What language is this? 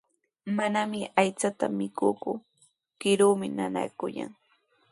Sihuas Ancash Quechua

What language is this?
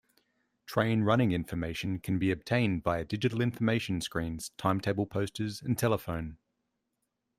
English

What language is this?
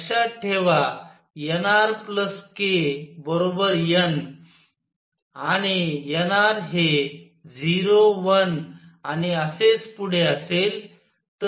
Marathi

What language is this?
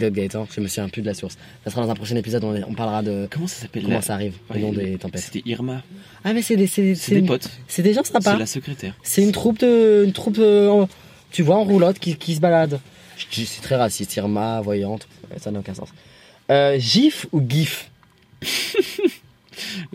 French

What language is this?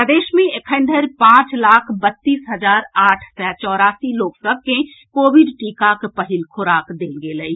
Maithili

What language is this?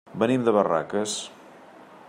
Catalan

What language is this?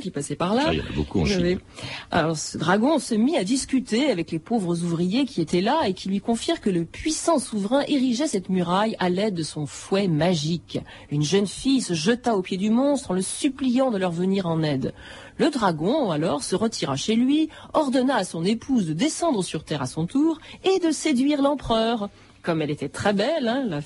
French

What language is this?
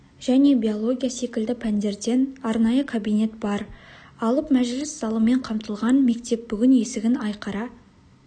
Kazakh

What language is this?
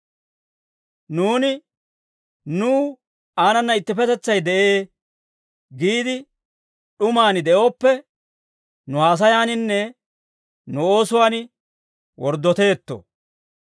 Dawro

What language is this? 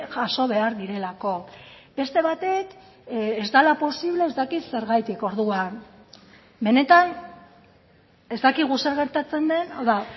Basque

